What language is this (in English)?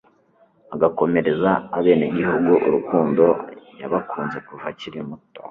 Kinyarwanda